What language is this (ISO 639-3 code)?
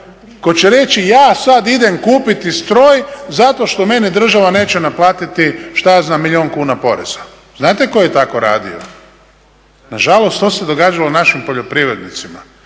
hrv